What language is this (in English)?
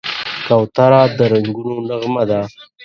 Pashto